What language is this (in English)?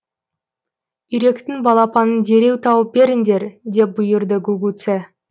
Kazakh